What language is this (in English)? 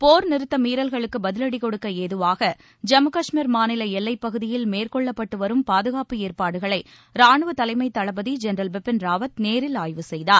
Tamil